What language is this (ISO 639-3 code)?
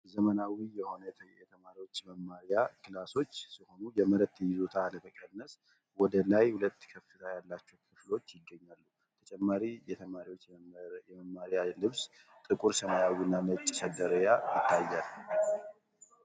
amh